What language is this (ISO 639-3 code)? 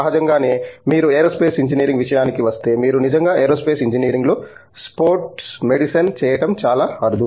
tel